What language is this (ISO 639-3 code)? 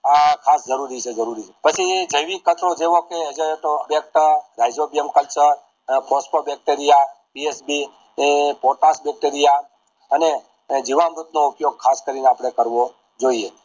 guj